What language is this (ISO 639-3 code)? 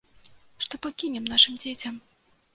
bel